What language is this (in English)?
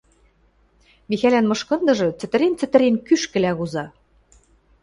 Western Mari